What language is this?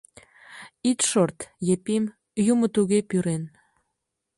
Mari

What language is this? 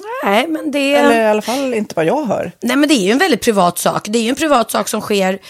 Swedish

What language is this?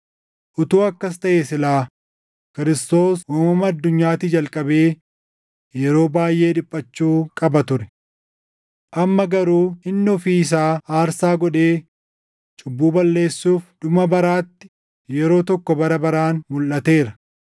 Oromo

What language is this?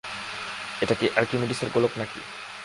Bangla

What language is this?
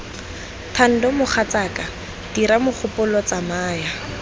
Tswana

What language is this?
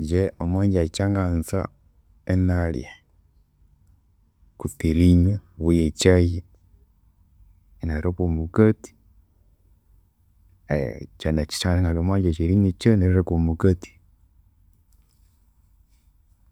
Konzo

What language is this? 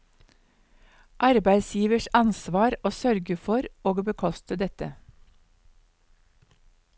Norwegian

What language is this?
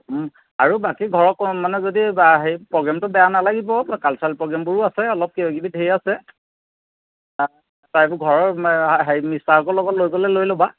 Assamese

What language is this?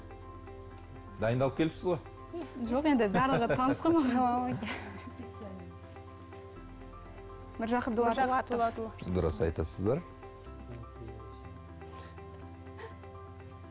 Kazakh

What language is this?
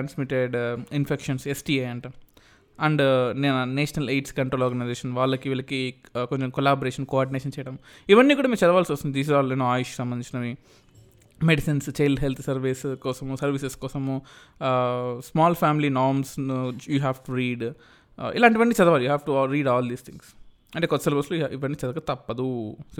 Telugu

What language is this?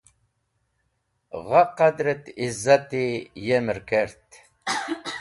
Wakhi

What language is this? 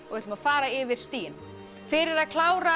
Icelandic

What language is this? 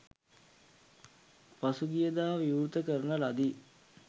Sinhala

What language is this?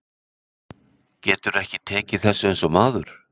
Icelandic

